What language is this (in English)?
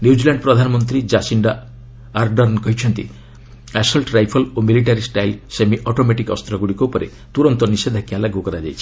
Odia